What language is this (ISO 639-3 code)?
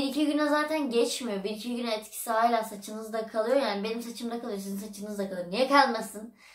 tur